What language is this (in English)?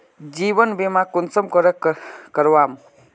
Magahi